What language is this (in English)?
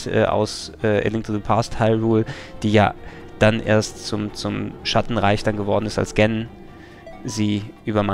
German